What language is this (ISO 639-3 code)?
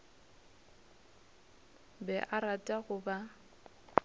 nso